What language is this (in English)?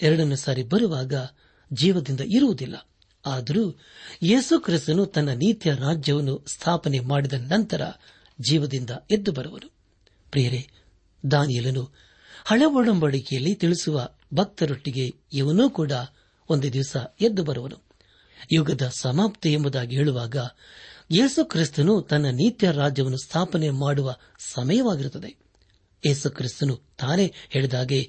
Kannada